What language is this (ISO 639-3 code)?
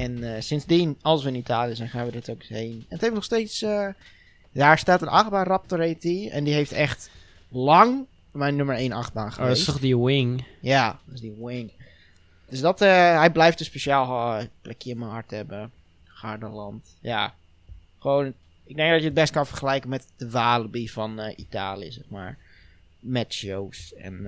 nld